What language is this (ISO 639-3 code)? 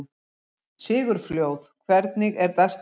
isl